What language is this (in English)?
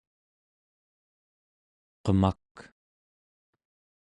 Central Yupik